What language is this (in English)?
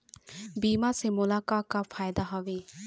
Chhattisgarhi